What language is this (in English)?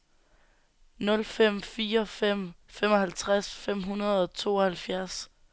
Danish